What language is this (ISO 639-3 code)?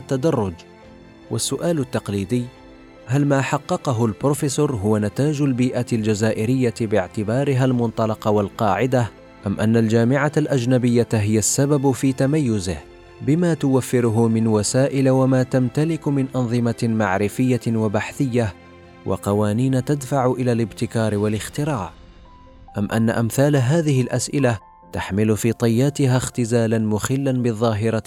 ara